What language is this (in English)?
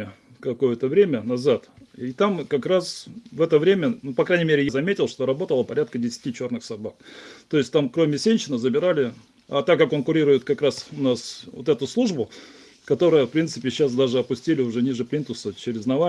Russian